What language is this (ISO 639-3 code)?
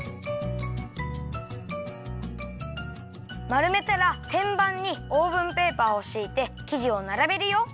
jpn